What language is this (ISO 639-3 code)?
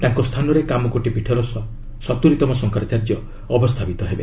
ori